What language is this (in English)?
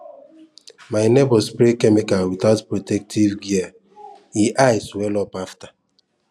Nigerian Pidgin